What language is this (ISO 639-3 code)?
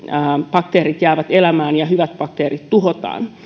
fin